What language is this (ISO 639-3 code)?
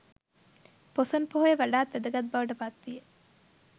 sin